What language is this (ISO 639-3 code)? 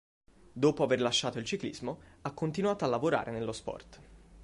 ita